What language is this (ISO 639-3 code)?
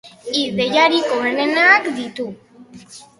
eus